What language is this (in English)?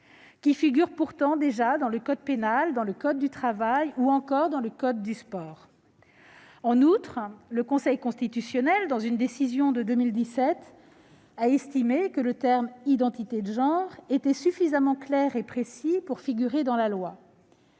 French